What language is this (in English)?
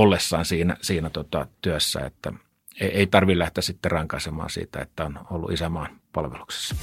Finnish